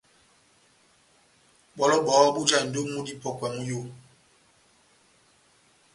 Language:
Batanga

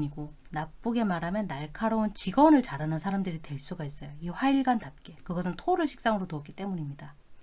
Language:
Korean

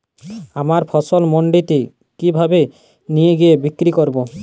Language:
Bangla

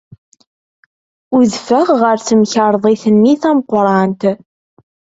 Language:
Kabyle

